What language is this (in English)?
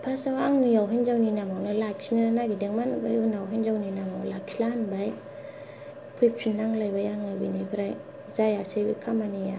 Bodo